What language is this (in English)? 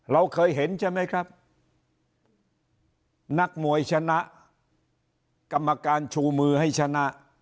Thai